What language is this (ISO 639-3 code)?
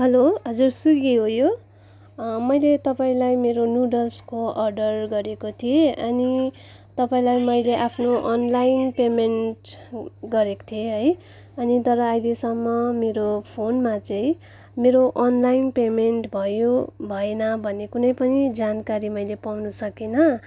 nep